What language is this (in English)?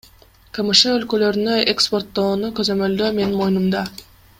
Kyrgyz